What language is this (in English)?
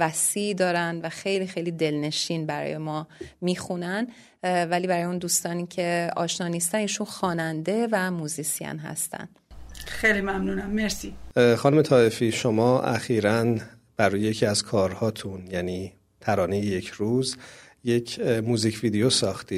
Persian